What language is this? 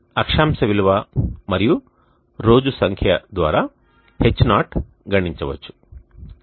Telugu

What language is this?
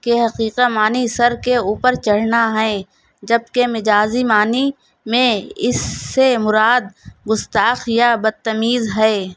Urdu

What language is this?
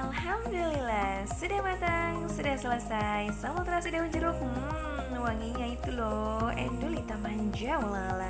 Indonesian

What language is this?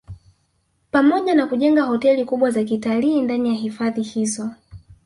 Swahili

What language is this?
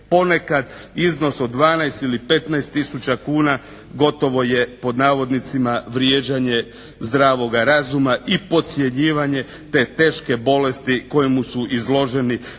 Croatian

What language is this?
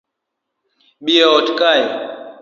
Luo (Kenya and Tanzania)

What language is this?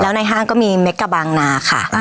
Thai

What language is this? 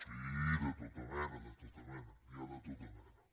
Catalan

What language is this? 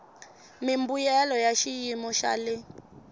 Tsonga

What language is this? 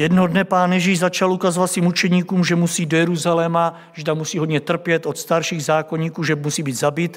Czech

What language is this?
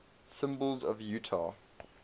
English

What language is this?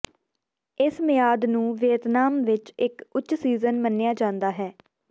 Punjabi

